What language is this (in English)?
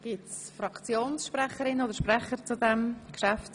Swiss German